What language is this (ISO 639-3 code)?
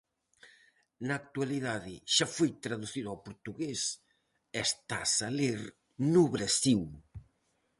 glg